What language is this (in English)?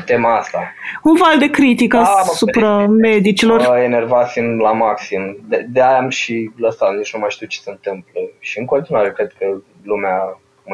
Romanian